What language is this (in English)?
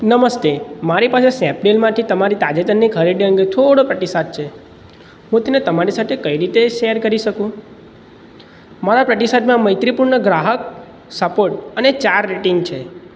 Gujarati